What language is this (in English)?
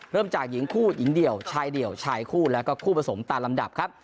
Thai